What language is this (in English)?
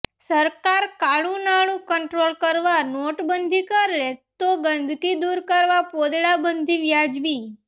Gujarati